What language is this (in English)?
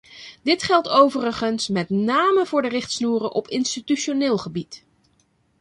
Dutch